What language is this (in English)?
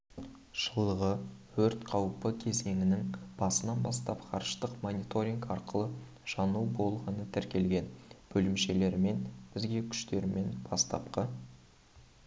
Kazakh